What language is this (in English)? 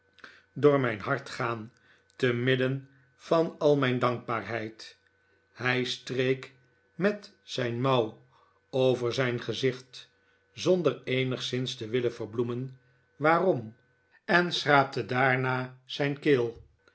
Dutch